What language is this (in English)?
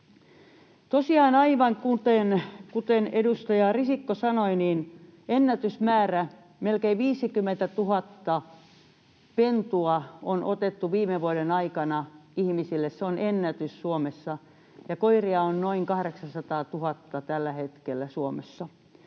Finnish